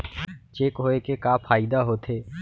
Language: Chhattisgarhi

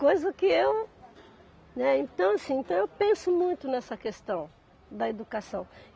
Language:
Portuguese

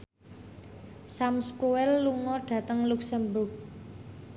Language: Javanese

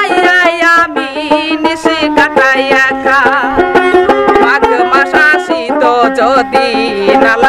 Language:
Thai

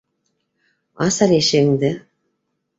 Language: Bashkir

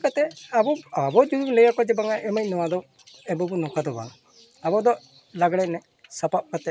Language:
Santali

